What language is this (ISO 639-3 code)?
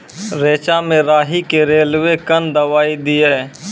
mai